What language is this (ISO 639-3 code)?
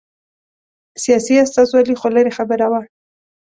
pus